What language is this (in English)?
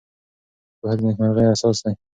Pashto